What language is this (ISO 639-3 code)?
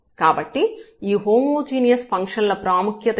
tel